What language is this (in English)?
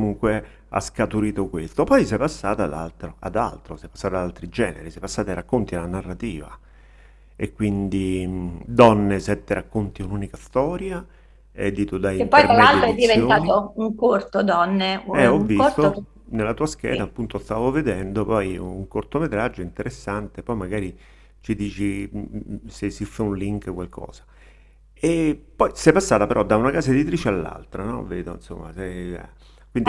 Italian